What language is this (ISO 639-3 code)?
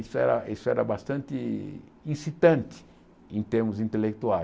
por